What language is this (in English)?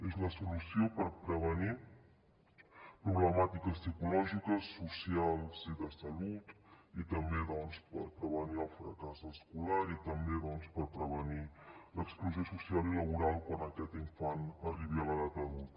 Catalan